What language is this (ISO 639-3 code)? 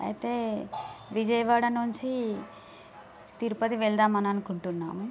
tel